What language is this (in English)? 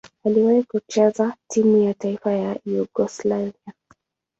Swahili